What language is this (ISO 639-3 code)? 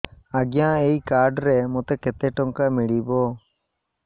ori